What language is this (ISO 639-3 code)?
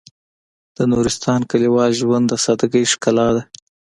pus